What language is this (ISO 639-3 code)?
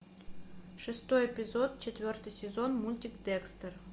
rus